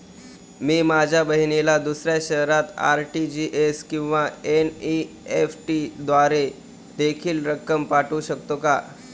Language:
Marathi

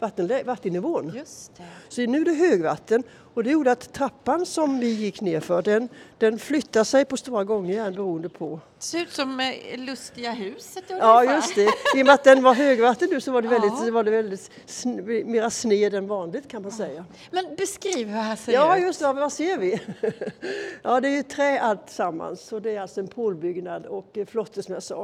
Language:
Swedish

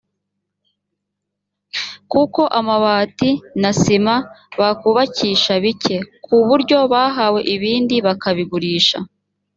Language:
Kinyarwanda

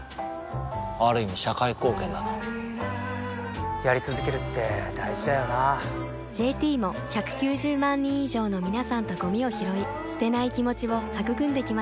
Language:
Japanese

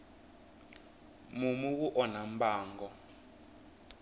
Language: Tsonga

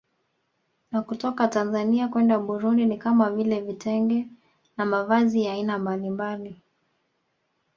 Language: Swahili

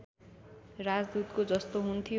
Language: Nepali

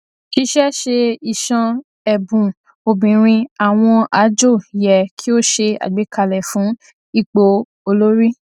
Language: Yoruba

